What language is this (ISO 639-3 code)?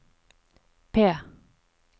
nor